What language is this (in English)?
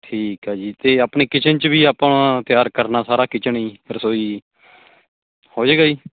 Punjabi